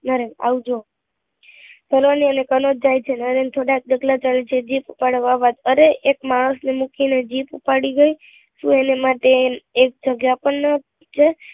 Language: Gujarati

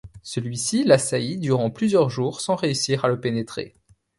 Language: French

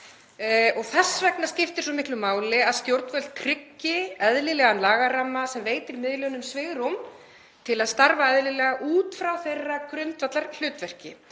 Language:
Icelandic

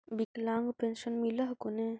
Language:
Magahi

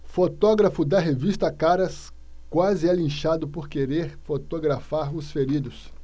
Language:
Portuguese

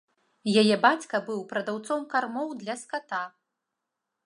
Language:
Belarusian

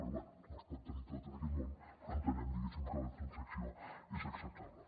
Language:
Catalan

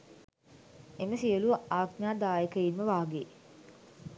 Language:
Sinhala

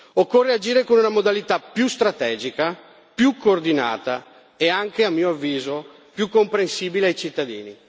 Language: Italian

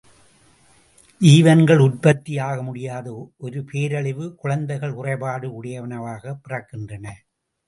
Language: Tamil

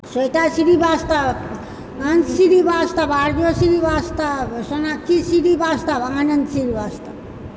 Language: Maithili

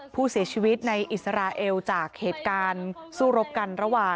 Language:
Thai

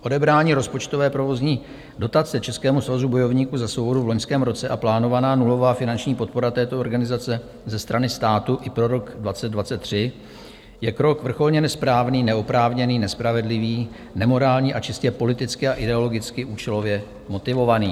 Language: Czech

